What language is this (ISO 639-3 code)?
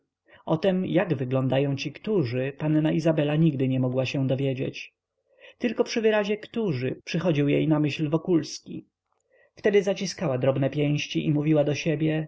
pol